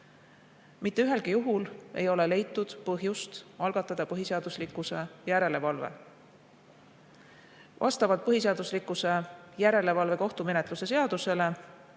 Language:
Estonian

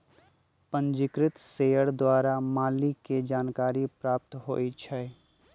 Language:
Magahi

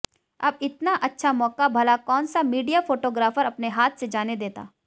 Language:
Hindi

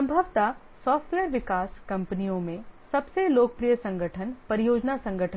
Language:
Hindi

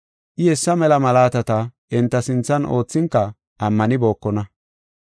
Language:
Gofa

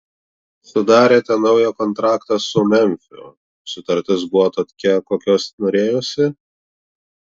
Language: Lithuanian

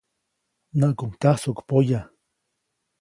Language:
Copainalá Zoque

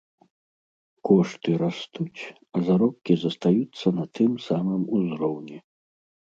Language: Belarusian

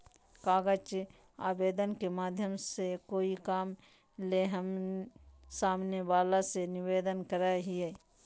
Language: Magahi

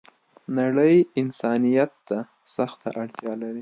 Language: Pashto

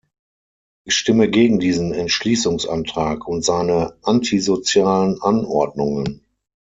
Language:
German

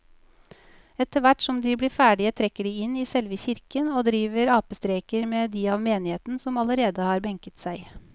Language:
Norwegian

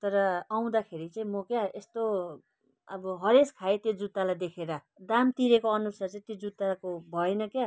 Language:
Nepali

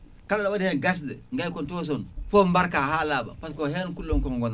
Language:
Fula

